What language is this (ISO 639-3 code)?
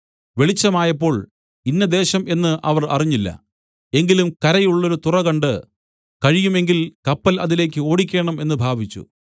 mal